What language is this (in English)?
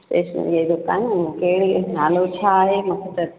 Sindhi